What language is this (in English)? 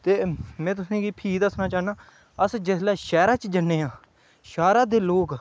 Dogri